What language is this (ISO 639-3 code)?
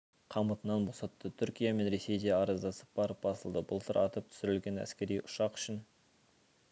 kaz